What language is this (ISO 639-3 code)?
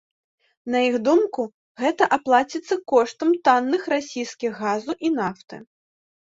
bel